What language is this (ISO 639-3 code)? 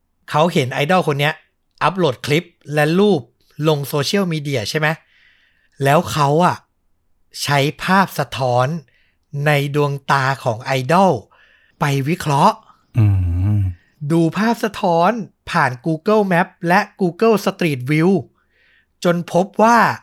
tha